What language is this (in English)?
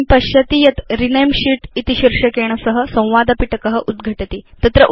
Sanskrit